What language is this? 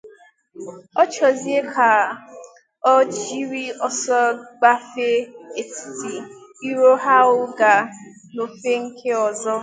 Igbo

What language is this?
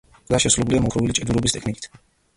Georgian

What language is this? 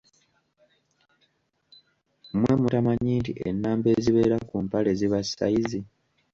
Ganda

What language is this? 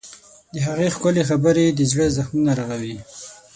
Pashto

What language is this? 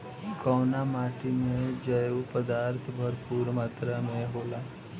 Bhojpuri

